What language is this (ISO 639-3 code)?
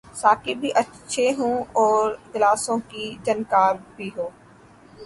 urd